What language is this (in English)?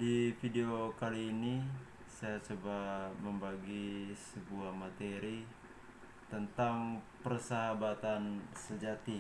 Indonesian